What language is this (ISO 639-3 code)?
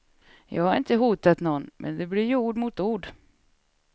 swe